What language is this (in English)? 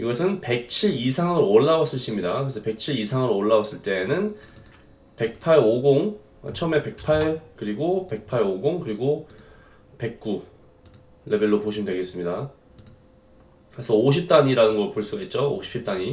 Korean